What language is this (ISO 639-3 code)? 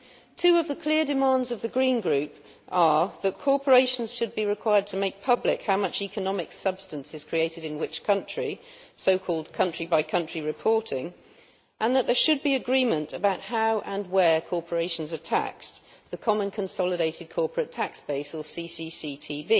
eng